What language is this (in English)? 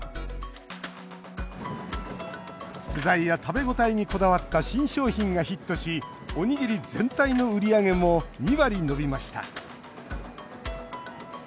Japanese